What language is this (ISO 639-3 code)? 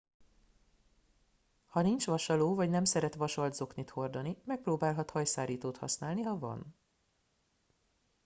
hun